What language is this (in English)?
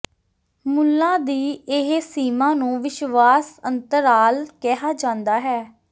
Punjabi